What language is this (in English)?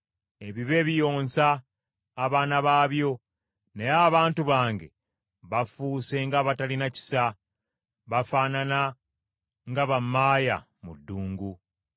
Ganda